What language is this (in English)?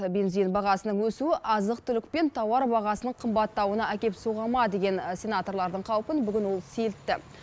Kazakh